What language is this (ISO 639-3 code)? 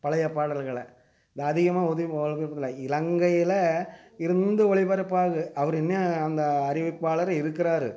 tam